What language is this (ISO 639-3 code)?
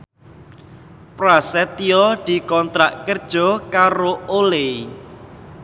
jav